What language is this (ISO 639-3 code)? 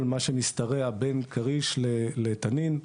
heb